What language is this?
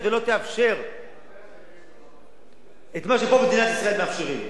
Hebrew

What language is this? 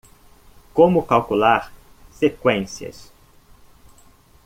Portuguese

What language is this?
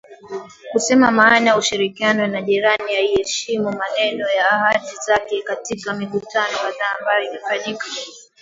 Swahili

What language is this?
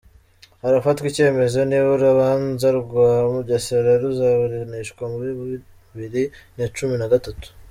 Kinyarwanda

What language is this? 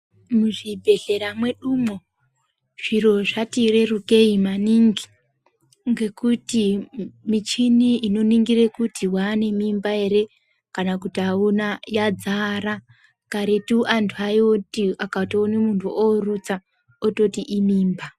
Ndau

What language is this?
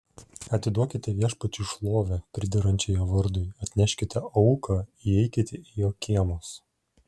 Lithuanian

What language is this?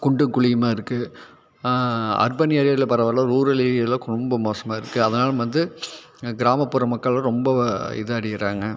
Tamil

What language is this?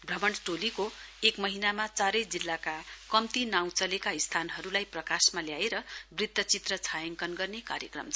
Nepali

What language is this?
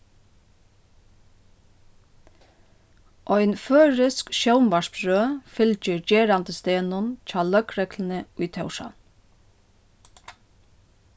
Faroese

